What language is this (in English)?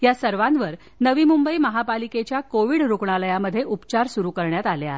Marathi